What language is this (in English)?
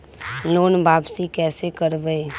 Magahi